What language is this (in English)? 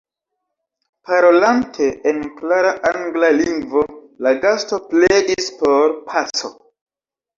Esperanto